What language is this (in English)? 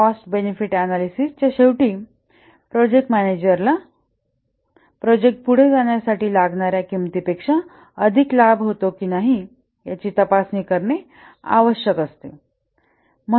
Marathi